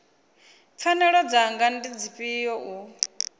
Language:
Venda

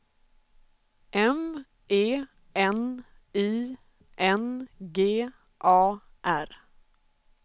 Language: Swedish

